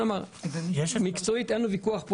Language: Hebrew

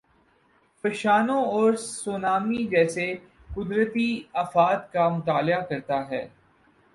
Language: Urdu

